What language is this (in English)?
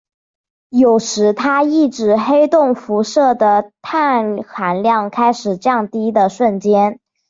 Chinese